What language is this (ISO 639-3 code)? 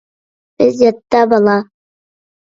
uig